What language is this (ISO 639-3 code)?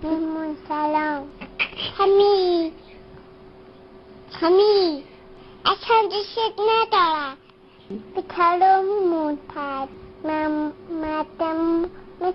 tha